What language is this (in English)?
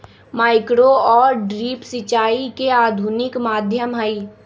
Magahi